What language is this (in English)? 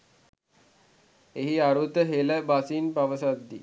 Sinhala